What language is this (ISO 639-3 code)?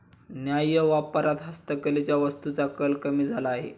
mar